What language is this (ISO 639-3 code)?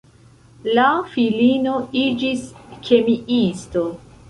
epo